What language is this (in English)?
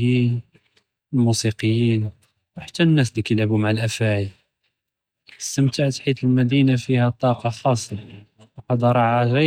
Judeo-Arabic